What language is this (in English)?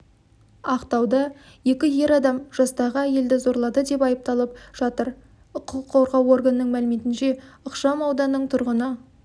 Kazakh